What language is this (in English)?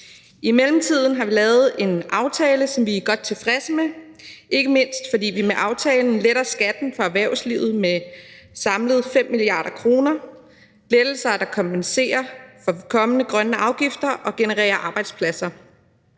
Danish